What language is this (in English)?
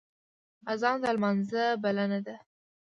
Pashto